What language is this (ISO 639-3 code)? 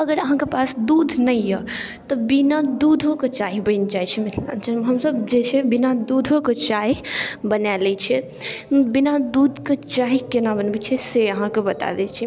mai